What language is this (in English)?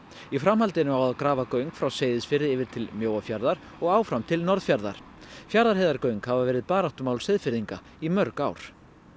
Icelandic